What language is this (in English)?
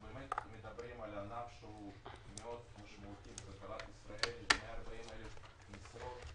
Hebrew